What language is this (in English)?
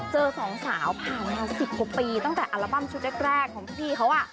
Thai